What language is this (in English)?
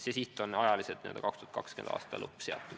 Estonian